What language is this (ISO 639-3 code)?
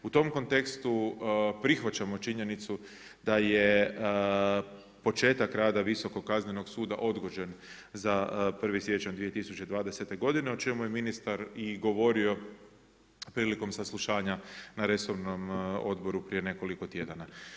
hrv